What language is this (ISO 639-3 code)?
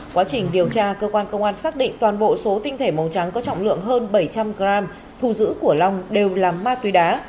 vie